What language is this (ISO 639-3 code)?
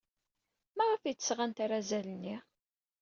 kab